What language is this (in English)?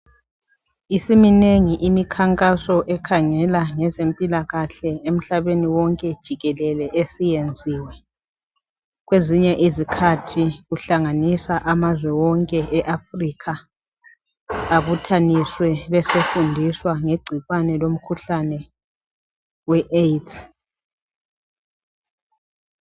North Ndebele